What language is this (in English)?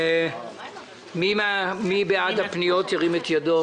Hebrew